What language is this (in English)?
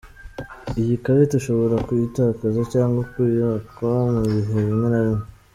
Kinyarwanda